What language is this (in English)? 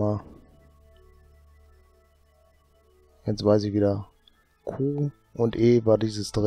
German